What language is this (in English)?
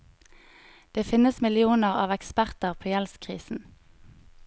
Norwegian